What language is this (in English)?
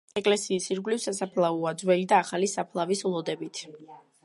Georgian